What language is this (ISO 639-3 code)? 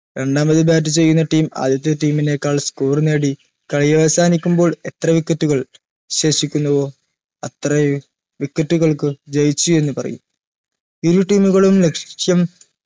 mal